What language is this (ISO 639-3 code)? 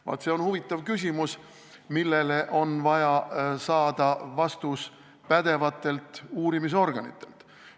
est